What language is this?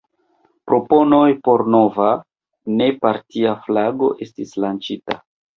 Esperanto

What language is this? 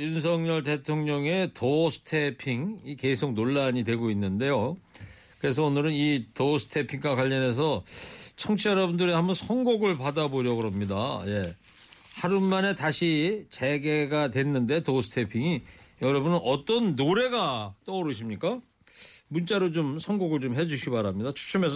Korean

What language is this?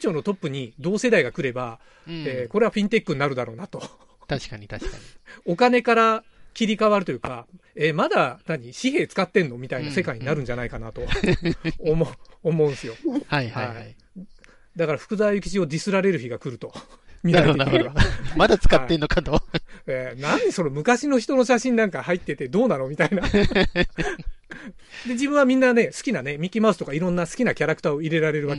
Japanese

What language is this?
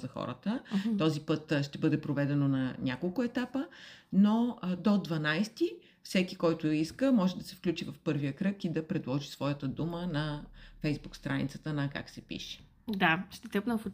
Bulgarian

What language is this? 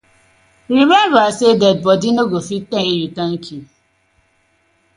Nigerian Pidgin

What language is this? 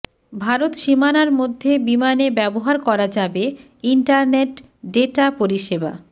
Bangla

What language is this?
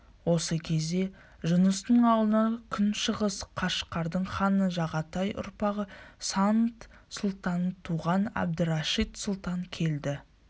Kazakh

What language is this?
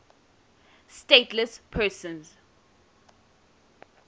English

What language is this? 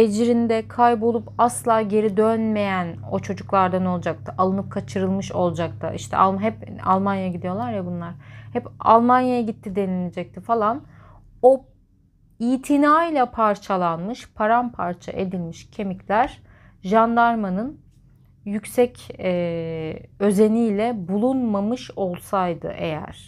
Turkish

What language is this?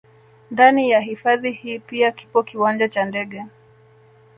Swahili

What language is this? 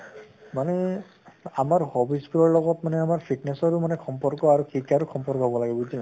Assamese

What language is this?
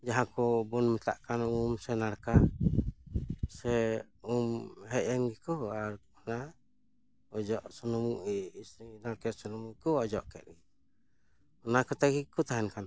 Santali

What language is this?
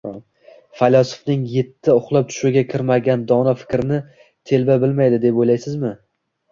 Uzbek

